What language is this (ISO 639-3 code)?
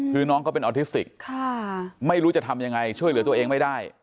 tha